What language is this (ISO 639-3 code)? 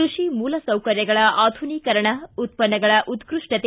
kan